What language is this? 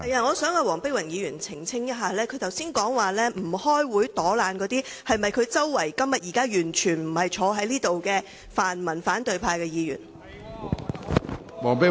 Cantonese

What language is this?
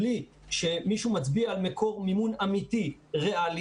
Hebrew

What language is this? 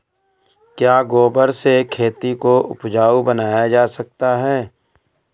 Hindi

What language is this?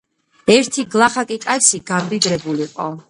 Georgian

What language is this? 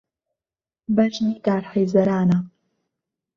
Central Kurdish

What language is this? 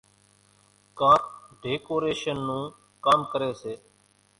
Kachi Koli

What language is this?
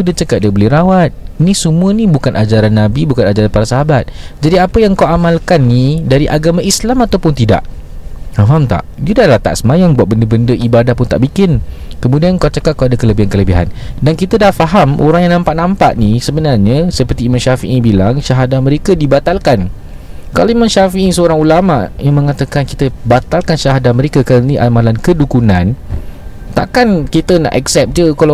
Malay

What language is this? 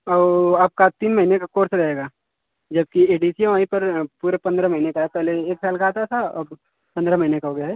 Hindi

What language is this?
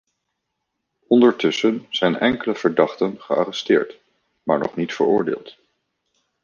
Dutch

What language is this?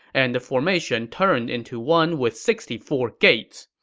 English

